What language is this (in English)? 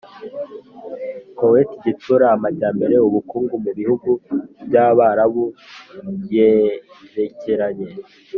Kinyarwanda